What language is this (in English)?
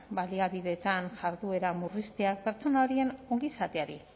Basque